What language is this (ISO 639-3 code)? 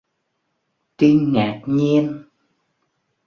vie